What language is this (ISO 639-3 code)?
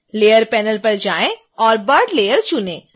hin